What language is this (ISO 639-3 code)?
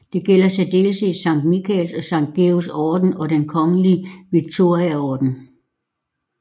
dan